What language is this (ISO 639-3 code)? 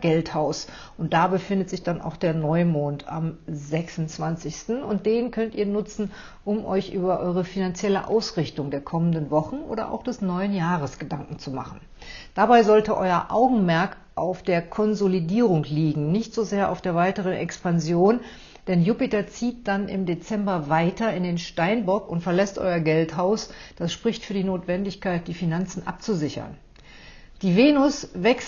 deu